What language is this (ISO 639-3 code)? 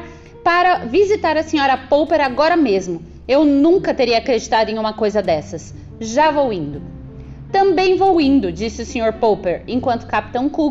por